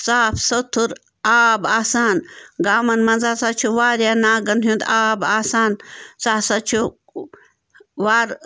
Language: Kashmiri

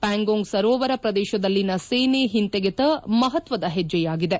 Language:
Kannada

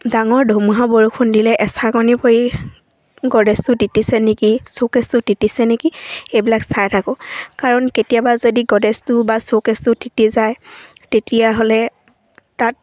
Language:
Assamese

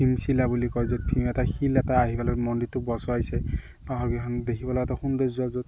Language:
Assamese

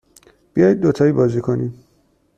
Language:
Persian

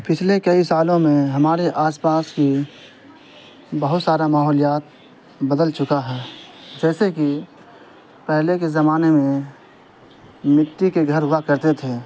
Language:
Urdu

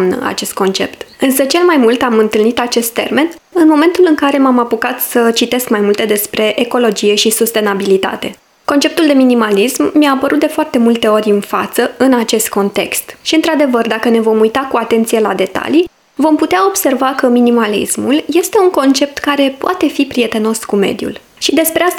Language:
Romanian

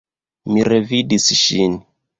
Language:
Esperanto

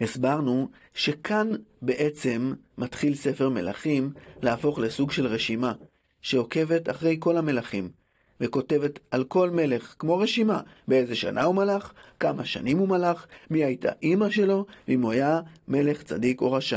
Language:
Hebrew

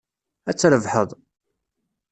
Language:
Kabyle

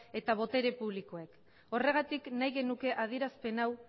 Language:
Basque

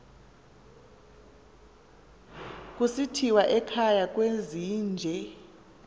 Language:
Xhosa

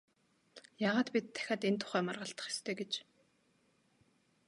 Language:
Mongolian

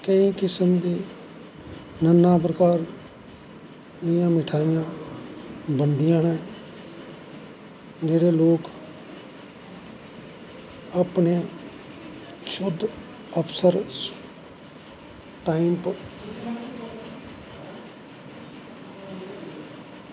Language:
Dogri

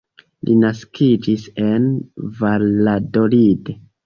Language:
Esperanto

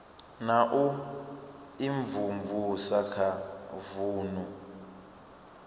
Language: Venda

